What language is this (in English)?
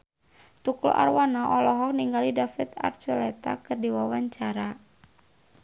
Sundanese